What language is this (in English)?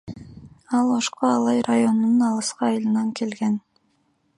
Kyrgyz